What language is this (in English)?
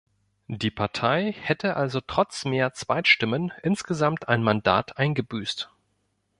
German